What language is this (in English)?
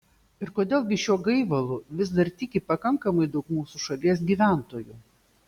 Lithuanian